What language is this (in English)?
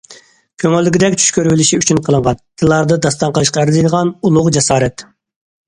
Uyghur